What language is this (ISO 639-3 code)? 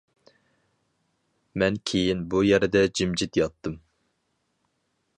uig